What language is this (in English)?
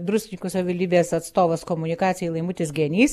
Lithuanian